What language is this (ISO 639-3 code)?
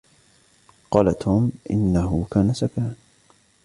ara